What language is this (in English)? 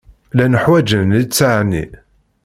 Kabyle